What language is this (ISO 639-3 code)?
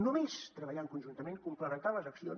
cat